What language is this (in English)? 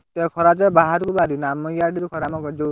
Odia